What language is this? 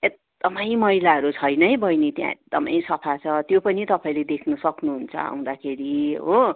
Nepali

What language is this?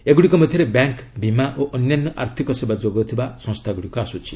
Odia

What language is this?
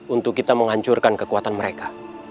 Indonesian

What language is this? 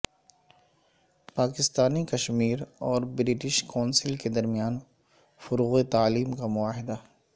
Urdu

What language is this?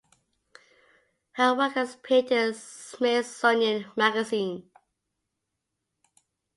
English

